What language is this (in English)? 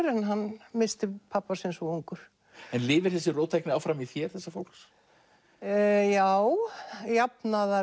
Icelandic